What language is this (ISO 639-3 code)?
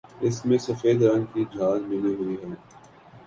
urd